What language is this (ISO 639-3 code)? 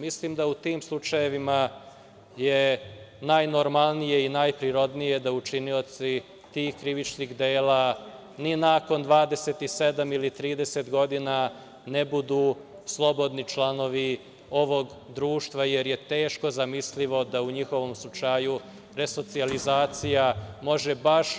srp